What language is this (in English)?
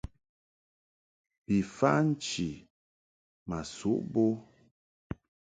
Mungaka